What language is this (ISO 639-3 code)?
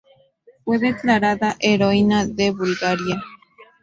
spa